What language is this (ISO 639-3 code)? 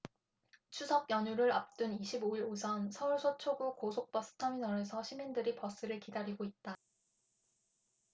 kor